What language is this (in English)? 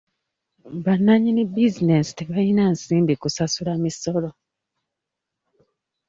Ganda